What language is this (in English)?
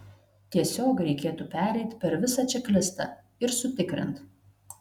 Lithuanian